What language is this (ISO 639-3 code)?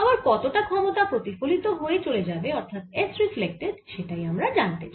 ben